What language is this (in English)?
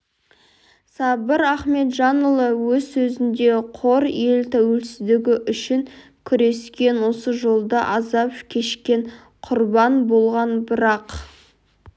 Kazakh